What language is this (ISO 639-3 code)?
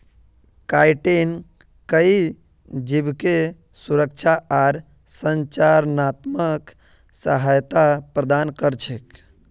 mag